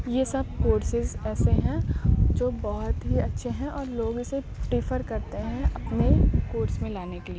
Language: Urdu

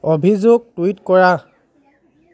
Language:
Assamese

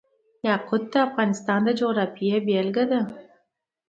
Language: Pashto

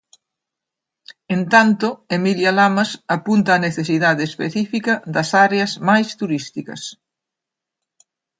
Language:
Galician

